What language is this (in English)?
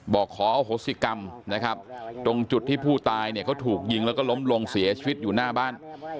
Thai